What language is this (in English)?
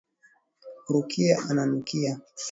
Swahili